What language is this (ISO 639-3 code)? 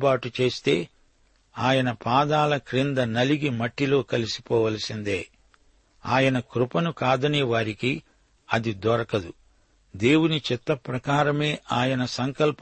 tel